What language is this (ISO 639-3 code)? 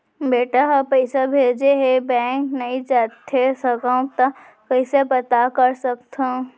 hne